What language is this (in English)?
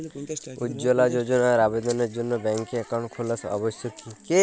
Bangla